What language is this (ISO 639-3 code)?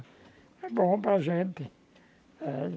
por